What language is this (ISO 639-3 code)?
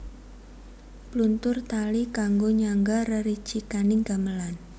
jav